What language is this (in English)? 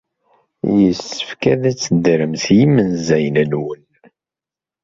Kabyle